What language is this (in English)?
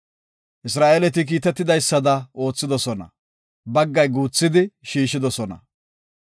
Gofa